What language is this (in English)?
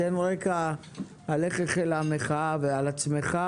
Hebrew